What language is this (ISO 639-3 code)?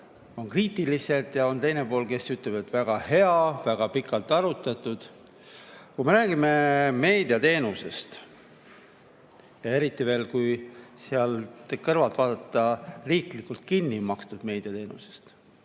est